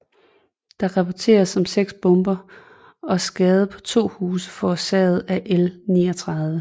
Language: Danish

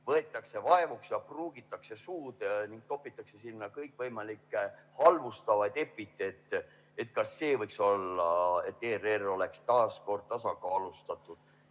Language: Estonian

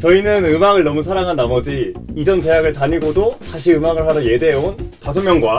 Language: Korean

